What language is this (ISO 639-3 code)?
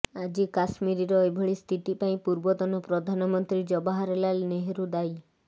ori